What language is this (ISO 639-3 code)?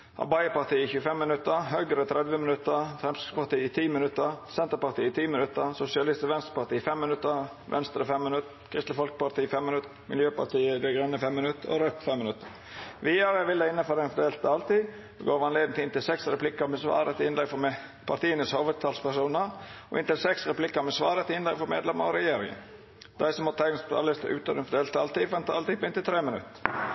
nno